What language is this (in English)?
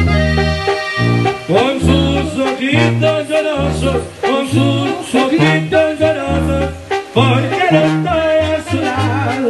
Arabic